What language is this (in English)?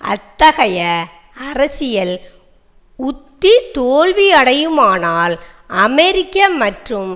Tamil